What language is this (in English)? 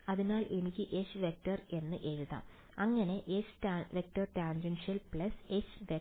Malayalam